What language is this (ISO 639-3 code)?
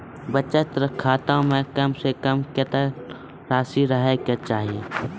mai